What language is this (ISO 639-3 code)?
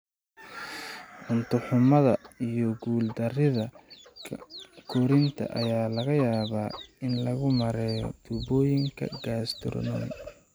som